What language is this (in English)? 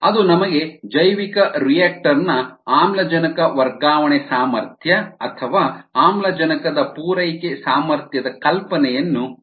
Kannada